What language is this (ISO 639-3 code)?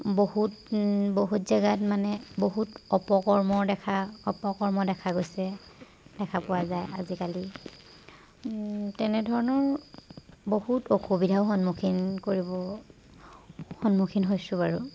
asm